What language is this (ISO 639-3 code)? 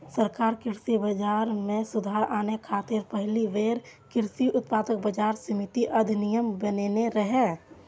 mai